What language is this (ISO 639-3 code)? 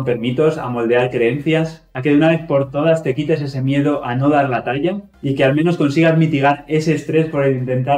spa